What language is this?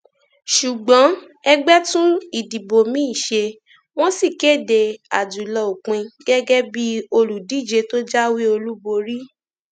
Yoruba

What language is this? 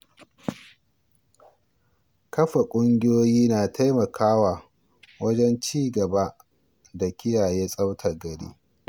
Hausa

